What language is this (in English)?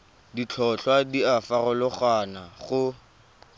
Tswana